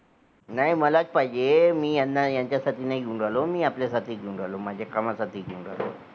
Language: Marathi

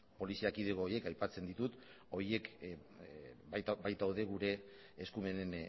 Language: Basque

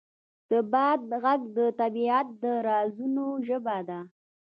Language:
Pashto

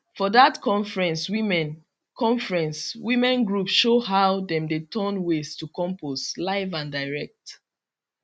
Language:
Nigerian Pidgin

